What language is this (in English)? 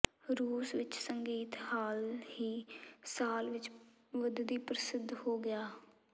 Punjabi